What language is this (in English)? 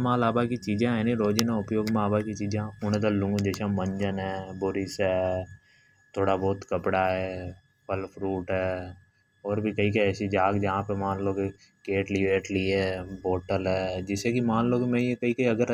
Hadothi